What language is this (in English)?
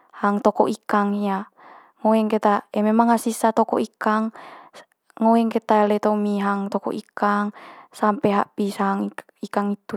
Manggarai